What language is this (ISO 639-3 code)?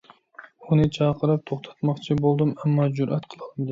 uig